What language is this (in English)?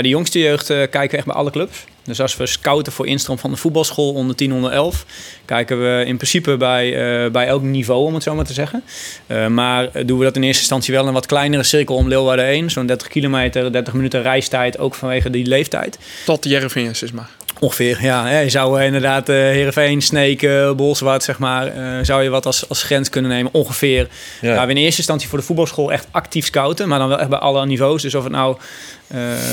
Dutch